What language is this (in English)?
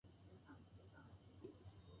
Japanese